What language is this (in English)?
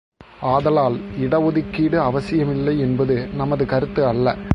Tamil